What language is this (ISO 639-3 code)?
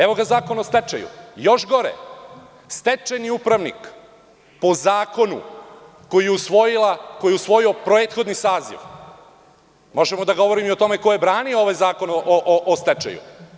srp